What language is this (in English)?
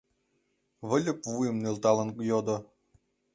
Mari